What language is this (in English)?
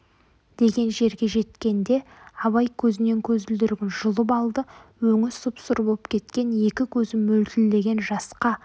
Kazakh